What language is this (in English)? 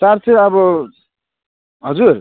Nepali